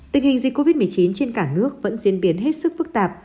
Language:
Vietnamese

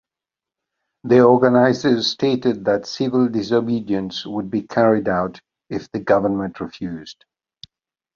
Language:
English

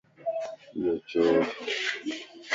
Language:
Lasi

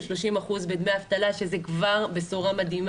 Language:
Hebrew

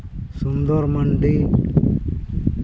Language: Santali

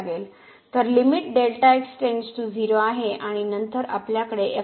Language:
Marathi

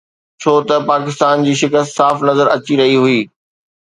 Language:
Sindhi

